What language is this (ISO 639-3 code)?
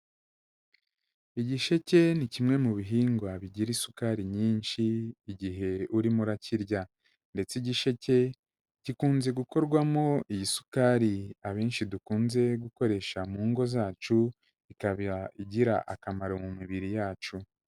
kin